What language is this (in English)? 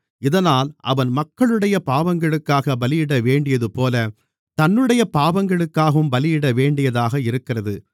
Tamil